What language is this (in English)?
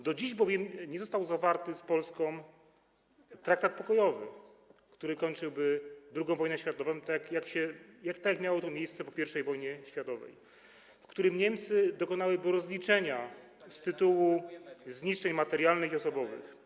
Polish